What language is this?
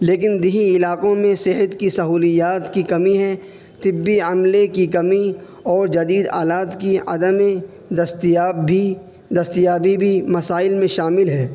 Urdu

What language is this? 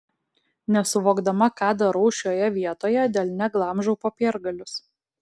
Lithuanian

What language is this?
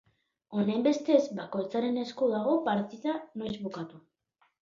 Basque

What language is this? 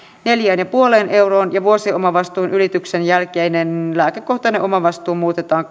Finnish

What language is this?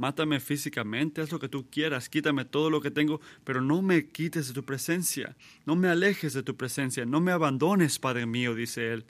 Spanish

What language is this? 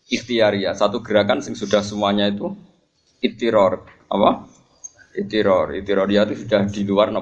Indonesian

